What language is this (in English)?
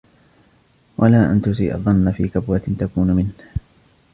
Arabic